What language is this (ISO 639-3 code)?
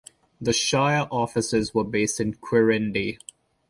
eng